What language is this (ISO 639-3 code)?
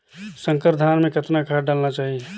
hne